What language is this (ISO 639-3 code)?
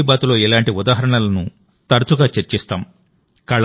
tel